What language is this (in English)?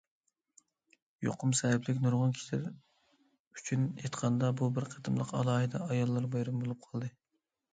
Uyghur